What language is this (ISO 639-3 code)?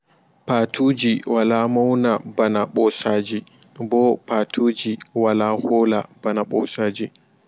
ful